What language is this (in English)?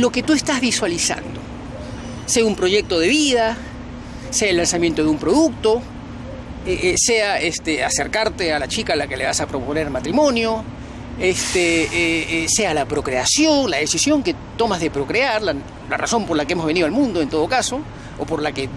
Spanish